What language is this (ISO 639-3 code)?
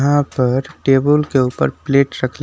bho